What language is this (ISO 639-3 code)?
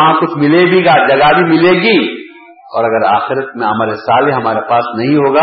urd